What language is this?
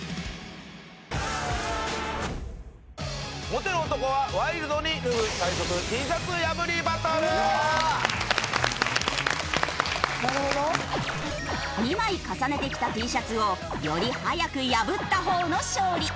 Japanese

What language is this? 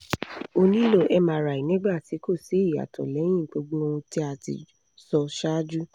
Yoruba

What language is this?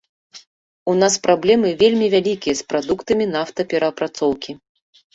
Belarusian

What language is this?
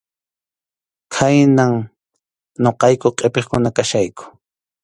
Arequipa-La Unión Quechua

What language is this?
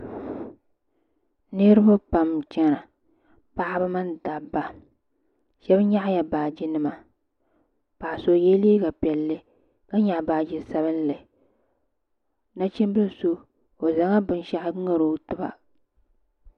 Dagbani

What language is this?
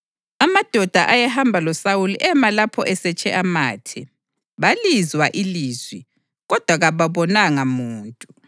North Ndebele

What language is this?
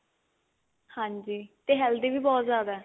Punjabi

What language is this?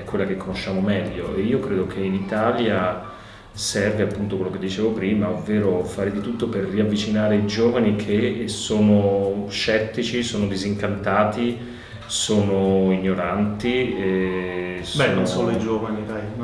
Italian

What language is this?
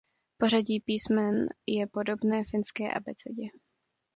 Czech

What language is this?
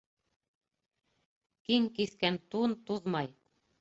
Bashkir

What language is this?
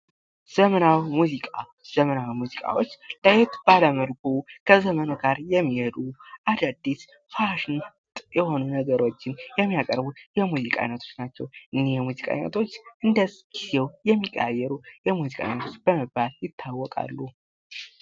Amharic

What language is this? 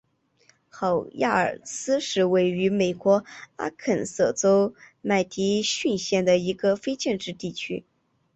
Chinese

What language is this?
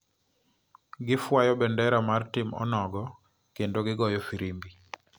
Luo (Kenya and Tanzania)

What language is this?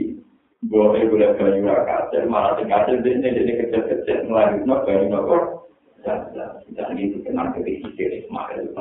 Indonesian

